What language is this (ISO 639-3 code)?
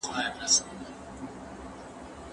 pus